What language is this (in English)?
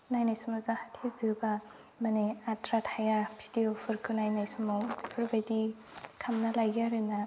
Bodo